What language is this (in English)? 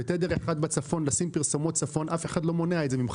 Hebrew